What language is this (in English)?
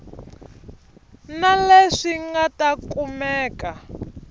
Tsonga